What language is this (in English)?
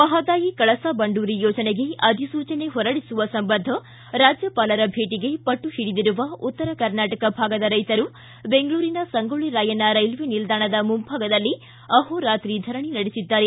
Kannada